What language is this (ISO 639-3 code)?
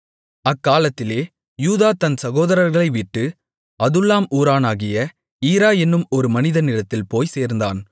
tam